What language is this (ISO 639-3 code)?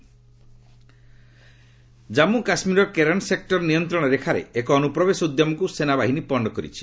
ori